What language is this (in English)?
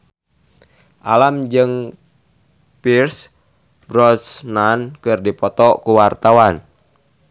Sundanese